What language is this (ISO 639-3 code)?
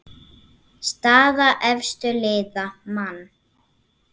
isl